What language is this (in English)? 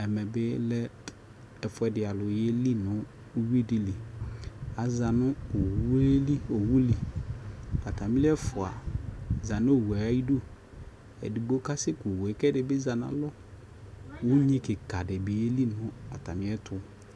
Ikposo